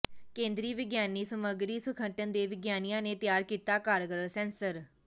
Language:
Punjabi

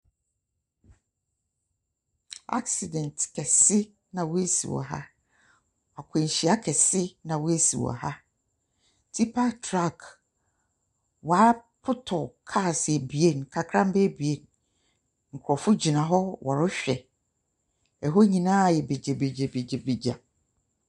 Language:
Akan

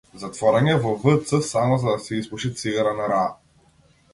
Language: Macedonian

